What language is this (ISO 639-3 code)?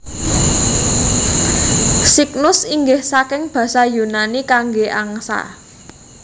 jav